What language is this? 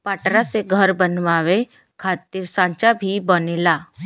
Bhojpuri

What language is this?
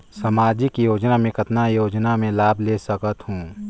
Chhattisgarhi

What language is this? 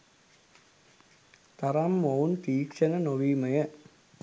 Sinhala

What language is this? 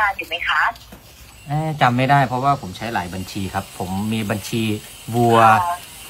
Thai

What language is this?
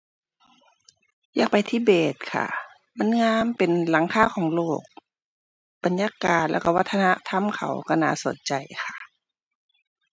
Thai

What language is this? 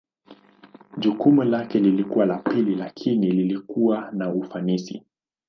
Swahili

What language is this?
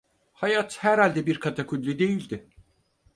Turkish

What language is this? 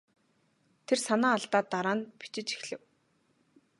Mongolian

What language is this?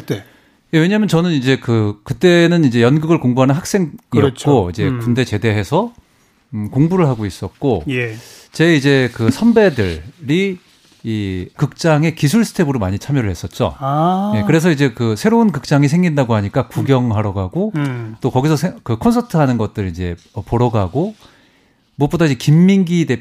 Korean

